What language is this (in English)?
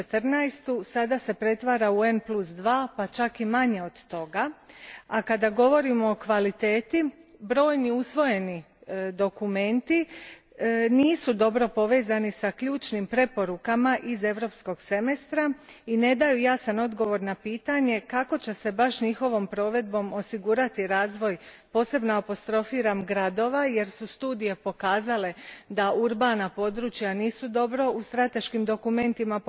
Croatian